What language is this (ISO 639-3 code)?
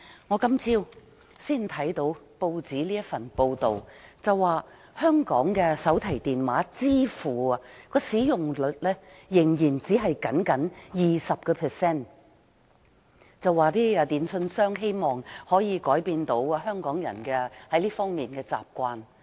yue